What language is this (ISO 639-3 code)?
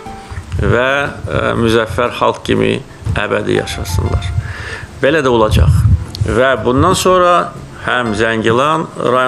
tur